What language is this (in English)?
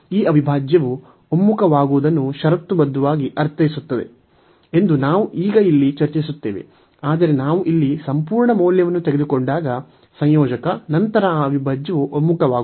Kannada